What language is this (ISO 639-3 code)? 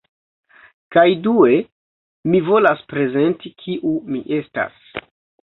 epo